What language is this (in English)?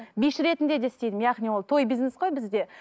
Kazakh